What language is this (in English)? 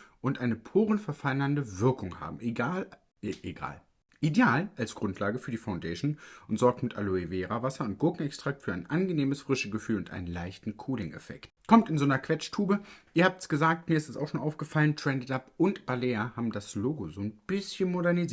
German